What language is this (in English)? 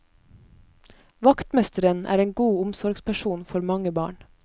Norwegian